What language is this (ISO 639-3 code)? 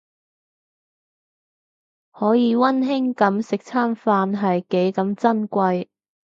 yue